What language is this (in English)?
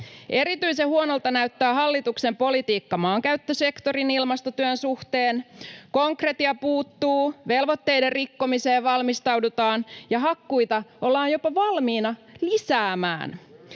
Finnish